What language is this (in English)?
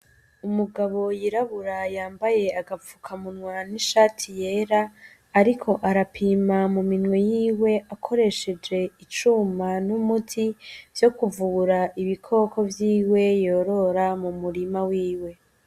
Rundi